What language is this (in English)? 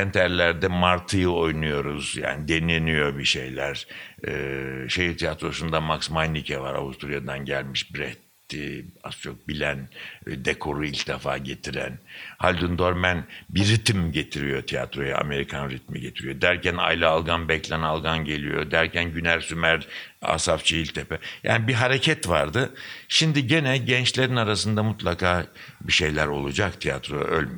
Turkish